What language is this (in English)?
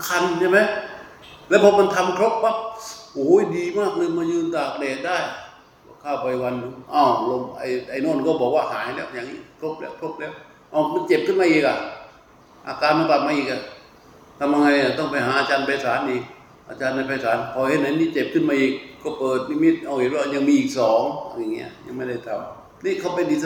Thai